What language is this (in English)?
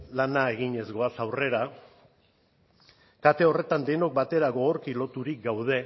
Basque